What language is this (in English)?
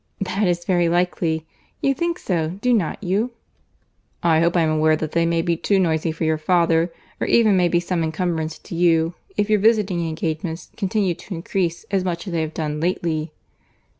English